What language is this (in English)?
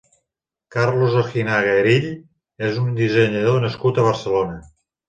Catalan